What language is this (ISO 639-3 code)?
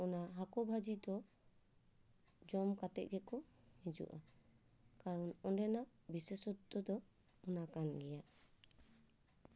sat